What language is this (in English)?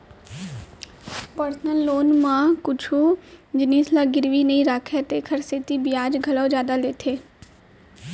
Chhattisgarhi